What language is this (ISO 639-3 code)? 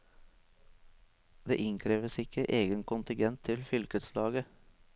nor